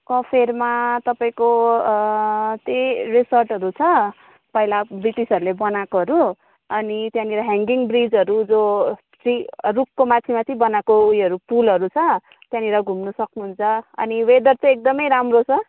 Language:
Nepali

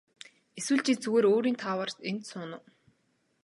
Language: Mongolian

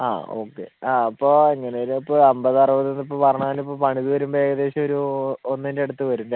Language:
Malayalam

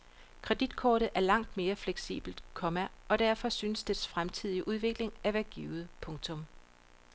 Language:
Danish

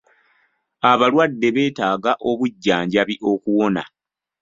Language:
Ganda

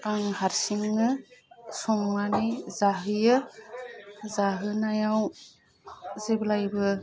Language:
Bodo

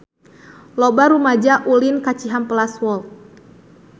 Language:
Sundanese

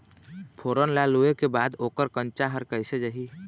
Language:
Chhattisgarhi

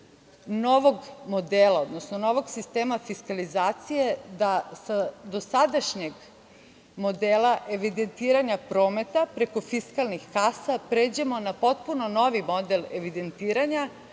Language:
Serbian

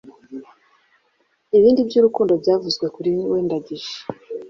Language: Kinyarwanda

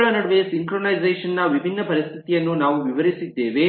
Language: Kannada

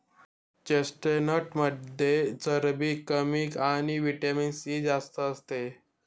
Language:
Marathi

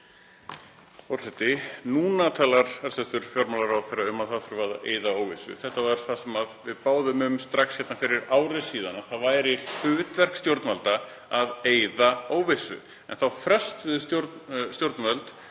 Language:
Icelandic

